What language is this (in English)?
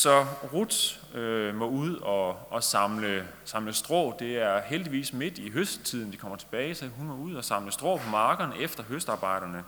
Danish